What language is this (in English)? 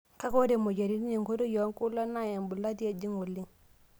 Masai